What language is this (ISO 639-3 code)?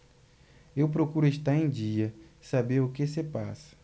por